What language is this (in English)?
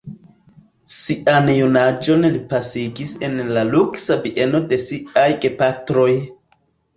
Esperanto